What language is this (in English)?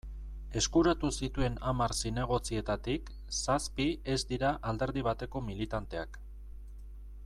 Basque